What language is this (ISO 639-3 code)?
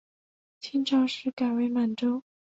zho